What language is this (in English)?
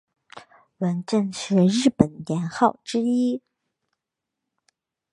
Chinese